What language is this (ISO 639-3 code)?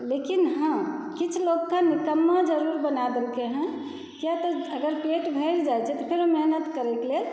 mai